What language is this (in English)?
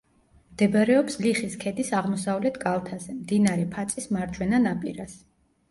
Georgian